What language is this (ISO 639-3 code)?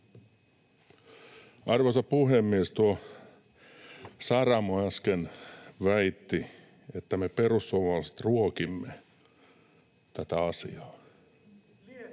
fin